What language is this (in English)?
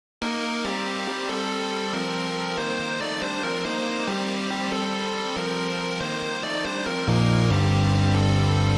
English